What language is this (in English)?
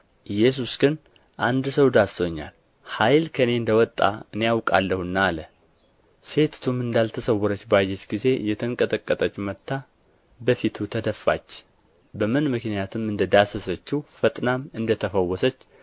Amharic